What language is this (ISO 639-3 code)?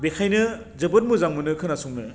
brx